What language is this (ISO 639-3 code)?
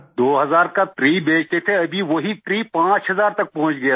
hin